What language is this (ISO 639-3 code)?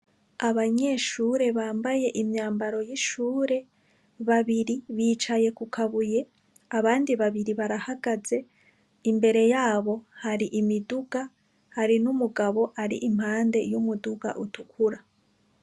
run